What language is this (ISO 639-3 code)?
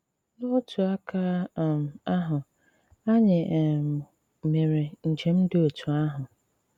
ibo